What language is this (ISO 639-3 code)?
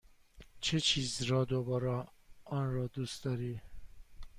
fas